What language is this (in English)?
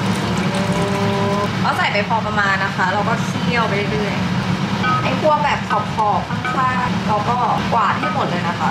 Thai